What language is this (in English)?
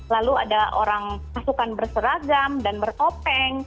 Indonesian